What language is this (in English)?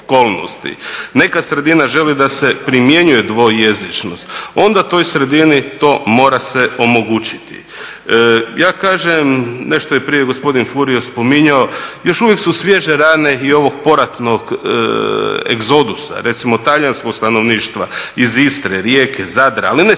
Croatian